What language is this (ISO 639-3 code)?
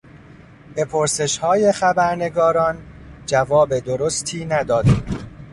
fas